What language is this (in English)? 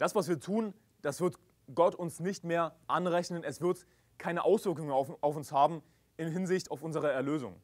German